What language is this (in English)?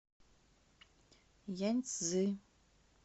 Russian